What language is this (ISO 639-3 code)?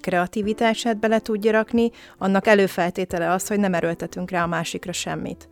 hun